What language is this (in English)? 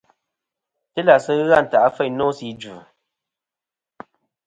Kom